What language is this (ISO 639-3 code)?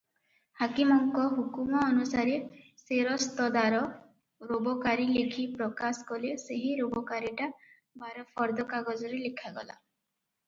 ori